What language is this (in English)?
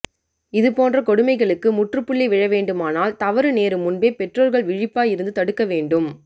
Tamil